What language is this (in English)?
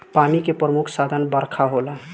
Bhojpuri